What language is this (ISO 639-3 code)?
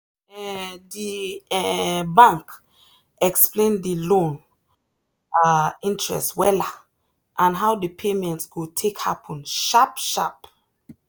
pcm